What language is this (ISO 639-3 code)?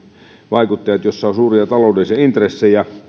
fin